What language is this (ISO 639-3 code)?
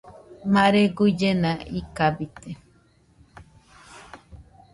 hux